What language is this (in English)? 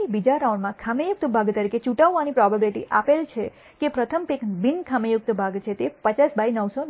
Gujarati